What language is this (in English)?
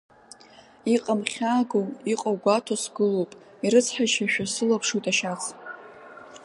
Abkhazian